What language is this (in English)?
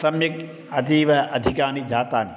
Sanskrit